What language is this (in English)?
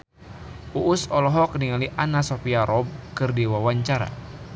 Sundanese